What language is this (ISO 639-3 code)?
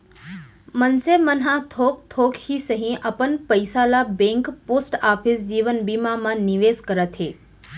hne